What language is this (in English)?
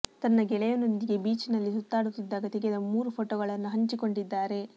Kannada